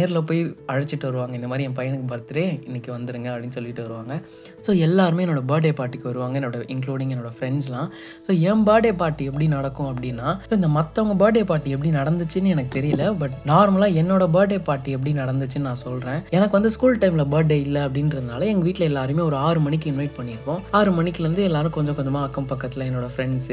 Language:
Tamil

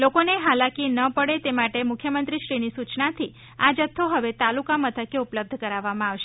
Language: Gujarati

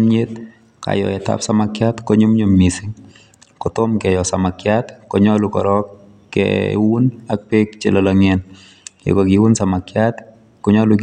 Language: Kalenjin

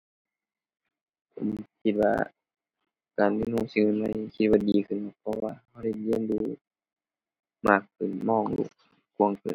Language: Thai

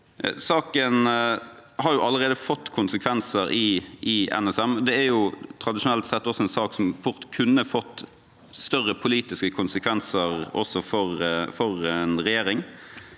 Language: Norwegian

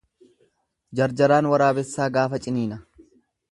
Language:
Oromo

